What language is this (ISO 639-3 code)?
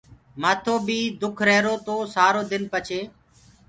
ggg